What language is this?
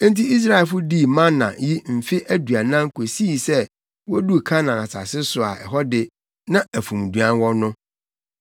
Akan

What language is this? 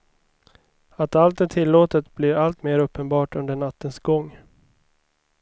Swedish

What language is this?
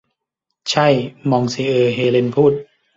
Thai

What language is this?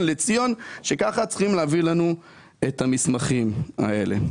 Hebrew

